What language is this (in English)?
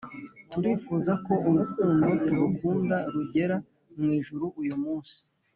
Kinyarwanda